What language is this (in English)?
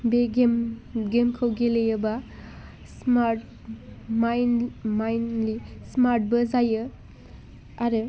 Bodo